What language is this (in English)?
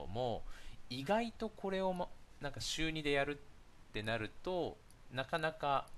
Japanese